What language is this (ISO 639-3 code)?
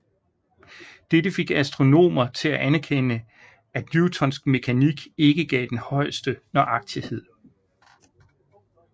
dan